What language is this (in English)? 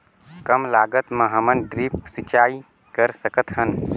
Chhattisgarhi